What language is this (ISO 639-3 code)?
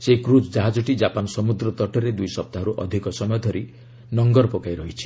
ori